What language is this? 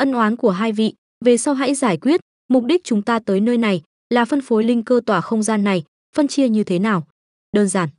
Vietnamese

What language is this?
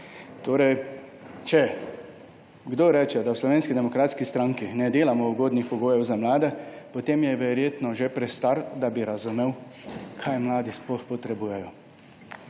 Slovenian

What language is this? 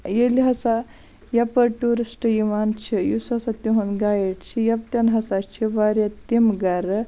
Kashmiri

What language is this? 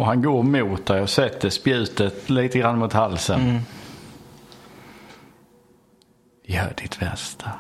Swedish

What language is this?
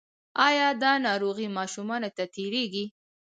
Pashto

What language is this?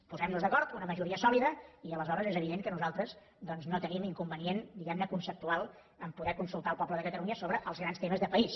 Catalan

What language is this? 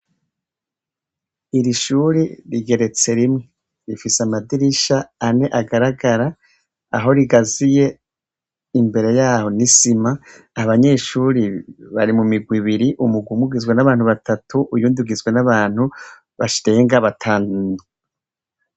Rundi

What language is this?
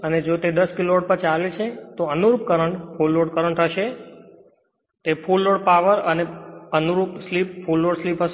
Gujarati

